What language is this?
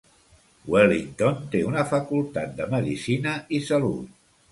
Catalan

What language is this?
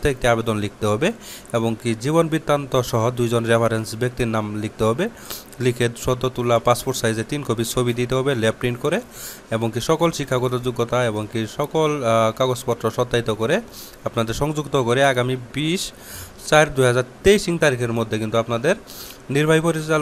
Romanian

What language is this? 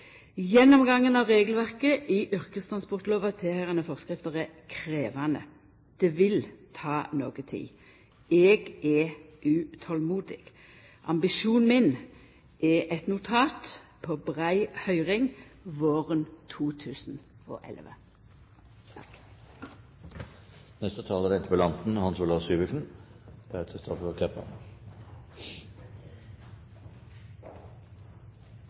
Norwegian Nynorsk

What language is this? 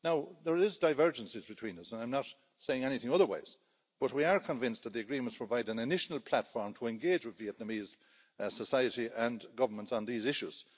English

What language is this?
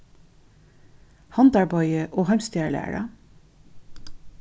Faroese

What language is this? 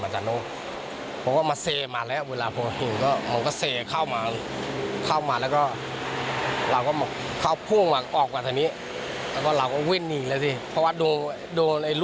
Thai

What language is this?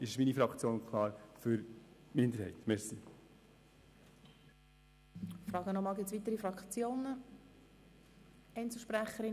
Swiss German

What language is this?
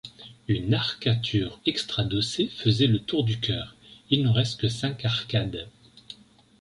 French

